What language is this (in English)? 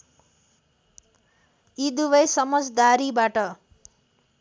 Nepali